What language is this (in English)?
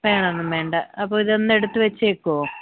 Malayalam